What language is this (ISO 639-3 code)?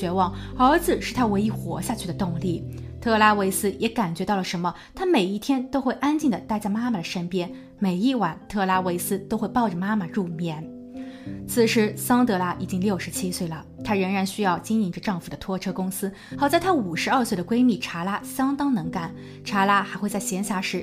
zho